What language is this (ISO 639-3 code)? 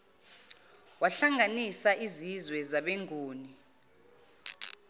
zul